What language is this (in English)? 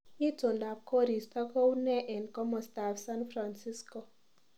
Kalenjin